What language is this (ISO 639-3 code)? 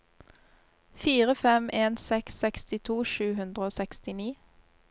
nor